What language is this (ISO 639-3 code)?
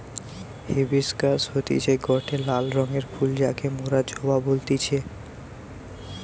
ben